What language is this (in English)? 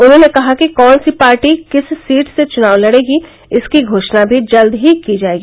Hindi